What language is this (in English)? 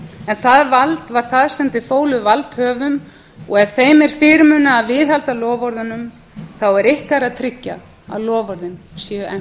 Icelandic